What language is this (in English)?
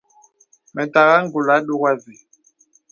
Bebele